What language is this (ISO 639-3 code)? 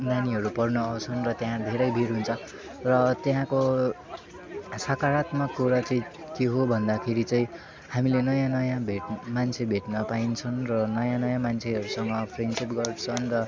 nep